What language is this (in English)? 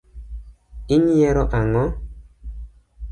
Luo (Kenya and Tanzania)